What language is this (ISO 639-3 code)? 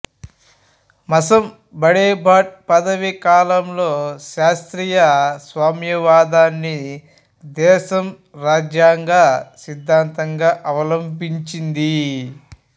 tel